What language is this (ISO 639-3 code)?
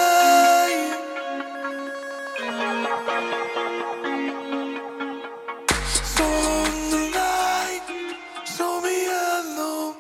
fas